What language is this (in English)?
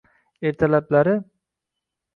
Uzbek